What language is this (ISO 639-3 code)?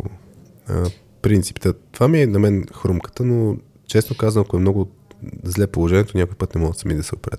bul